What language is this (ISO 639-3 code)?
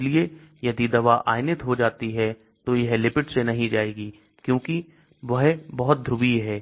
hin